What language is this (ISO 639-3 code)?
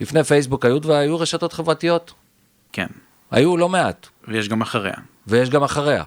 heb